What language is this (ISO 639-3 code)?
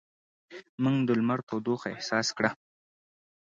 pus